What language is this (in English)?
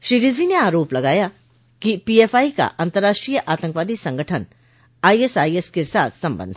Hindi